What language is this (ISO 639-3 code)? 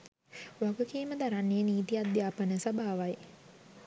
sin